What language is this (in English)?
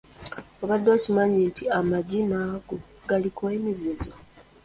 Ganda